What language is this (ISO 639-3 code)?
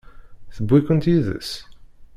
kab